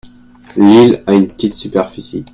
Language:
French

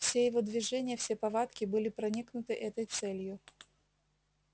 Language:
Russian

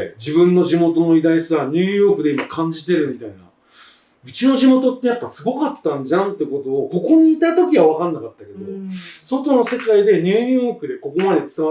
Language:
Japanese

